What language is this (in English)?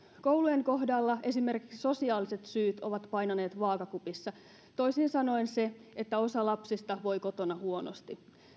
Finnish